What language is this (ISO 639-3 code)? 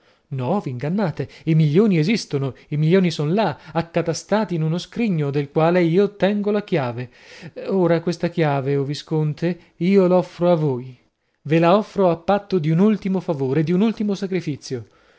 ita